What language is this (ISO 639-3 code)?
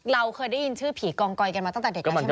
tha